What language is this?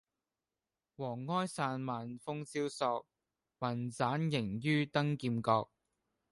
Cantonese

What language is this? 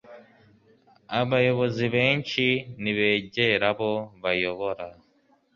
Kinyarwanda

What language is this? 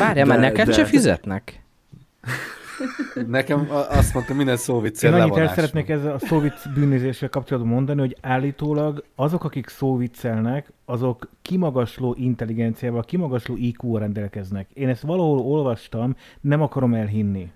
Hungarian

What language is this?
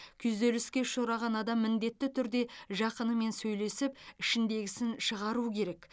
Kazakh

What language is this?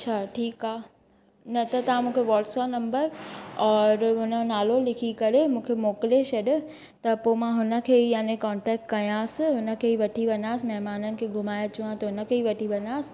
Sindhi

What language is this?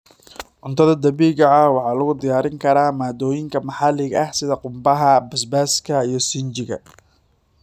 Somali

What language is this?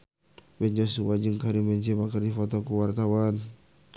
Sundanese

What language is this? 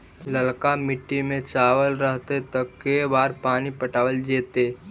Magahi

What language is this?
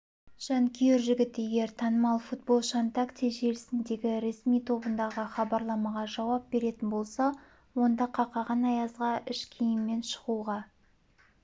Kazakh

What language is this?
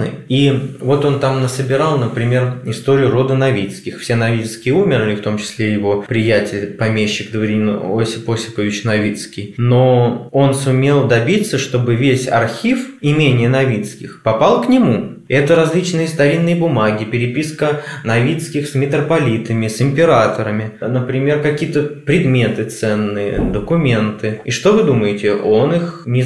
Russian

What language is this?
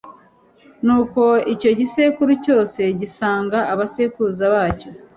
Kinyarwanda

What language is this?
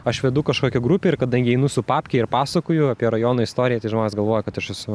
Lithuanian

